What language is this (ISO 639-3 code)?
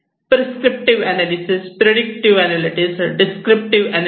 mar